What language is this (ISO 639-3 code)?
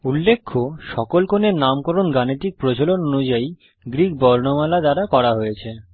ben